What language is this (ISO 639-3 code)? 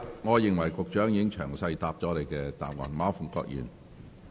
yue